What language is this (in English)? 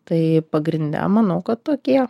Lithuanian